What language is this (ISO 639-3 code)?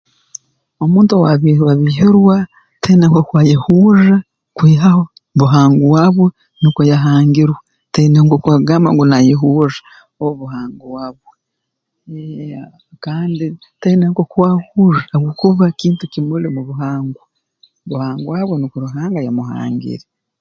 ttj